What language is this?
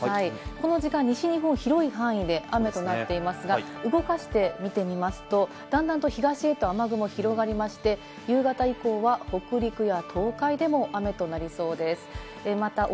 Japanese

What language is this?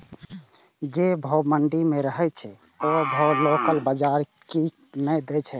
Maithili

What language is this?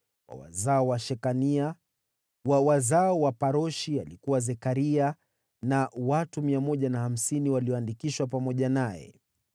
Swahili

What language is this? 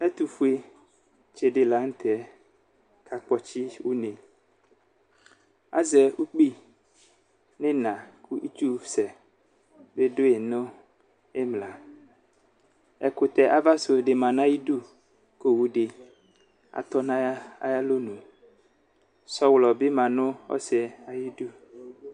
Ikposo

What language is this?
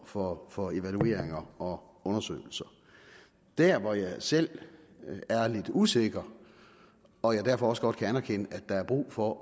Danish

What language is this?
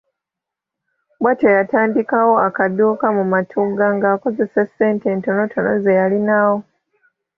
Ganda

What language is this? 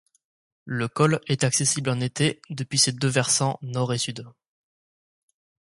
French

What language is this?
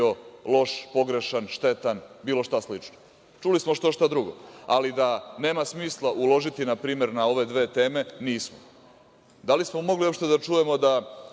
Serbian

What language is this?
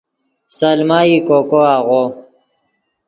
Yidgha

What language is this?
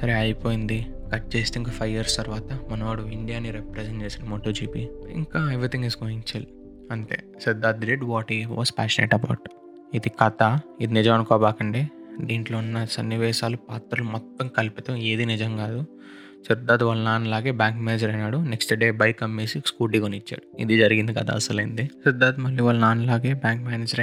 Telugu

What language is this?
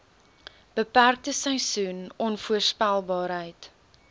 Afrikaans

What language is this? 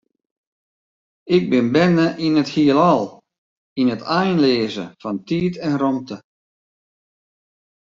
Western Frisian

